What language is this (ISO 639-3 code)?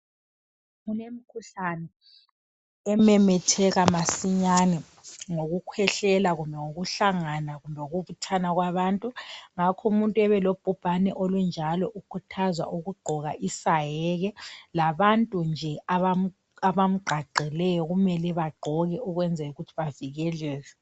nde